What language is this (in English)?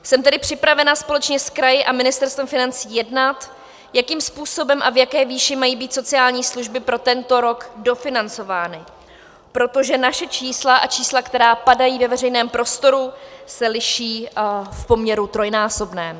Czech